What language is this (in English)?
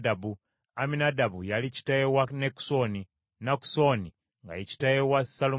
Ganda